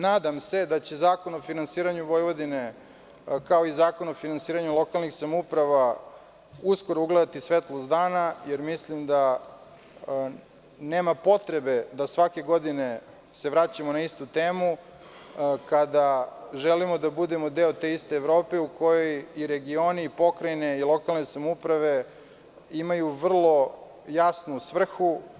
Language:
Serbian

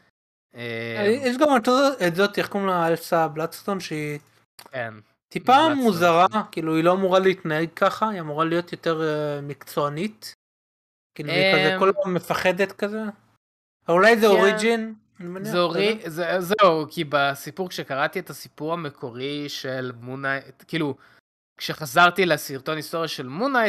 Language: Hebrew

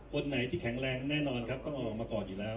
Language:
Thai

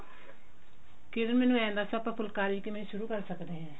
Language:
Punjabi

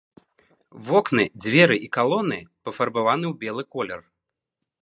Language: Belarusian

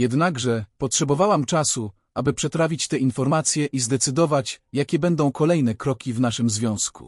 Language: Polish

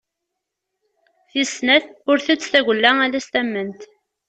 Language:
Kabyle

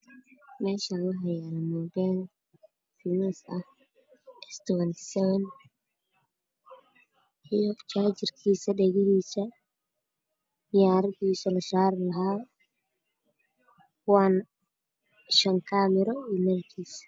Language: Somali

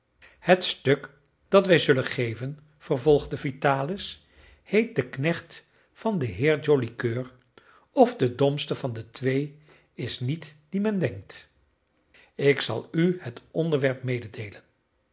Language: Dutch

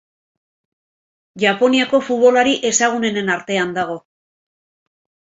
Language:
Basque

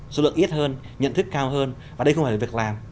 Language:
Vietnamese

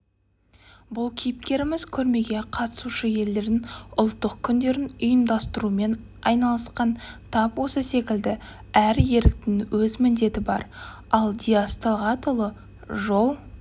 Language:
Kazakh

